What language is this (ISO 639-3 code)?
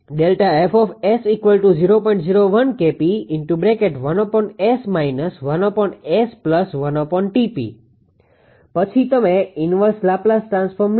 guj